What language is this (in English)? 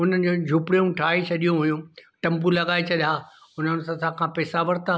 Sindhi